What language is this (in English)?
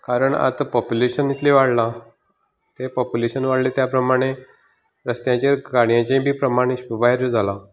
Konkani